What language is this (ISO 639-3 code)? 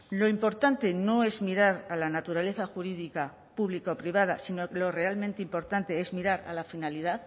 spa